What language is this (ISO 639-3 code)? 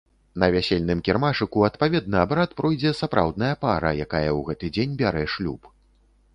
bel